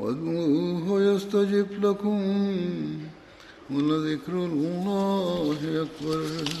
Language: Bulgarian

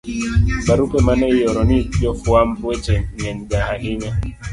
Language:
Luo (Kenya and Tanzania)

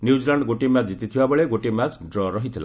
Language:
Odia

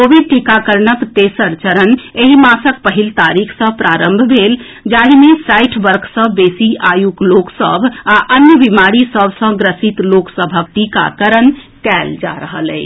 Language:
Maithili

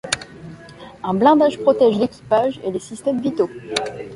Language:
French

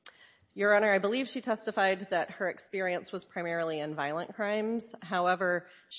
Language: English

